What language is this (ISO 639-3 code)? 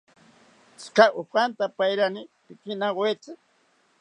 cpy